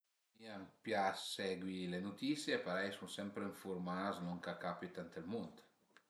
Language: Piedmontese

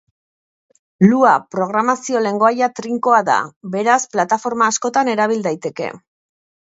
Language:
Basque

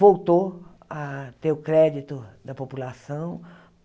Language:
Portuguese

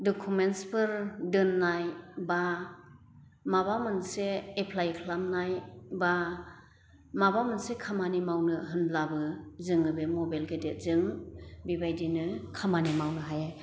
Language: Bodo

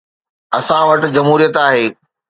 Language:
Sindhi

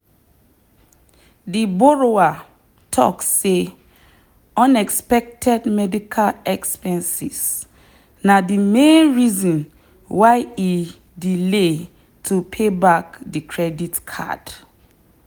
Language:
Nigerian Pidgin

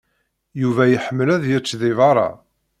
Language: Kabyle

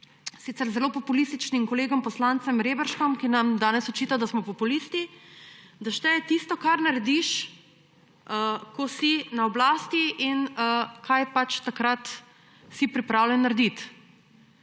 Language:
Slovenian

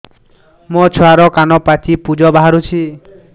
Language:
Odia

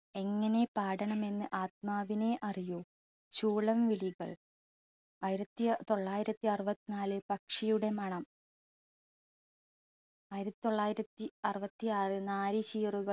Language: Malayalam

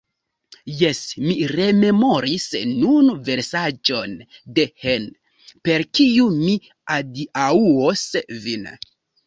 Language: Esperanto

